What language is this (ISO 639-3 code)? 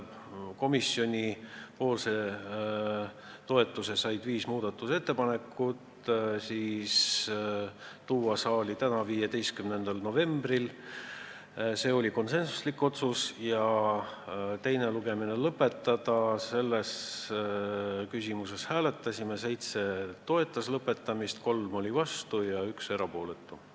est